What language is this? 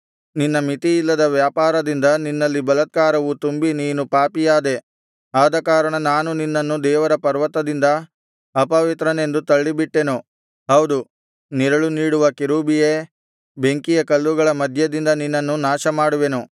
Kannada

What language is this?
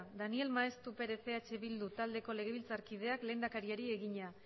Basque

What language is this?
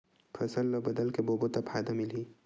Chhattisgarhi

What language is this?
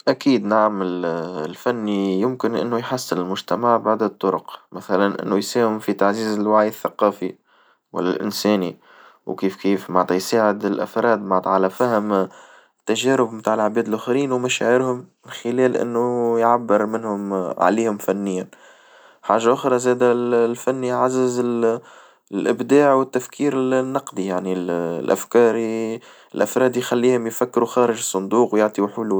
Tunisian Arabic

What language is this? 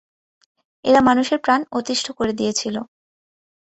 Bangla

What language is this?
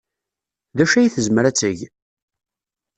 Kabyle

